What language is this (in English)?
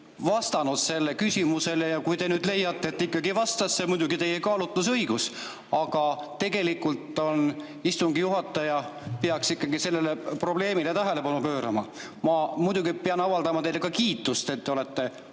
Estonian